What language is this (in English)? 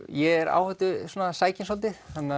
Icelandic